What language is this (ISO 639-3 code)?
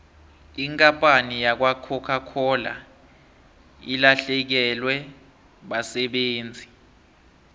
nbl